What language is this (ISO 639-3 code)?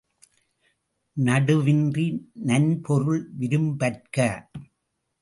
tam